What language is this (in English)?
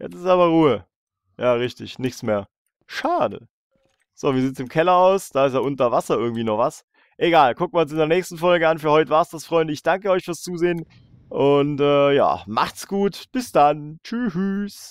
German